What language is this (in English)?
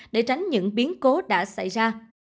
Vietnamese